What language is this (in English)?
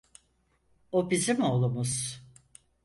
Turkish